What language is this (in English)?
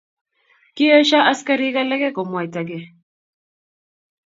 Kalenjin